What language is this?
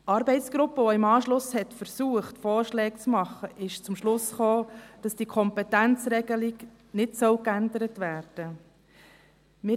Swiss German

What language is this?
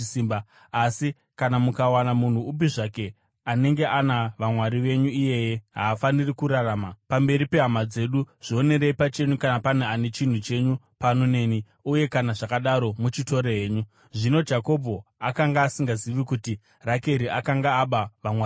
Shona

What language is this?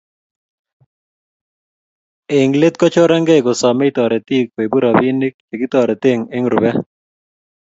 Kalenjin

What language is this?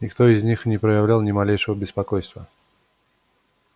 Russian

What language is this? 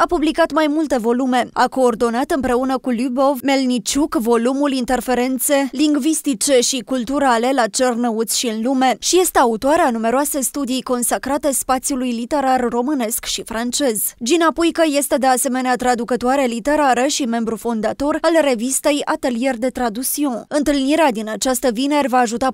Romanian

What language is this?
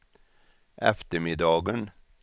Swedish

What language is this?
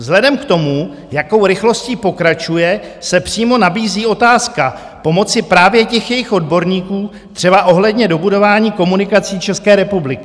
Czech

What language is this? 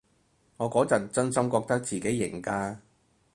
Cantonese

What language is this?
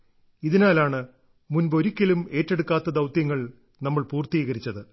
Malayalam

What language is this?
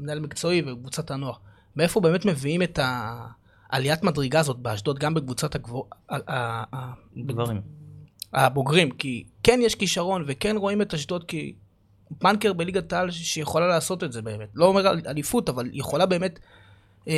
Hebrew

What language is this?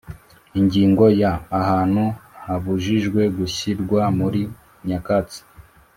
Kinyarwanda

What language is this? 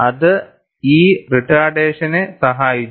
Malayalam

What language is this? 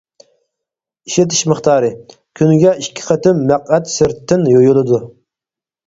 Uyghur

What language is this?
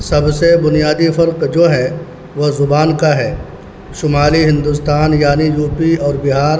Urdu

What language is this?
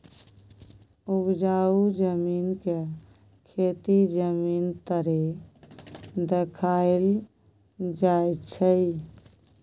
Maithili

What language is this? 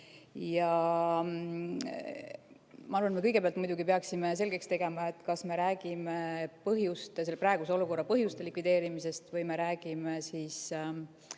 Estonian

